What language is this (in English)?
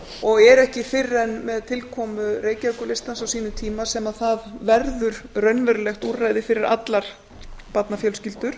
Icelandic